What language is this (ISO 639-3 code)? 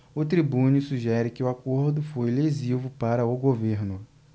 por